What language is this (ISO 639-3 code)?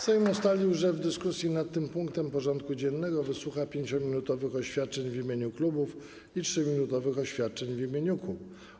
pol